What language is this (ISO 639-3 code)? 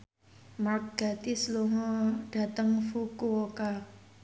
jav